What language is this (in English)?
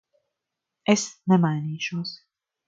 Latvian